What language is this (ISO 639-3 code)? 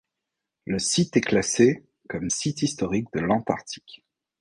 fra